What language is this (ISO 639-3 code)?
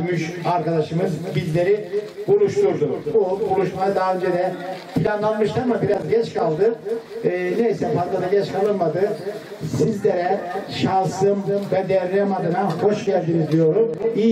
tur